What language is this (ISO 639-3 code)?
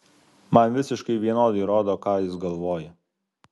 lit